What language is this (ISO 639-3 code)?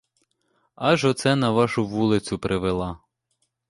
ukr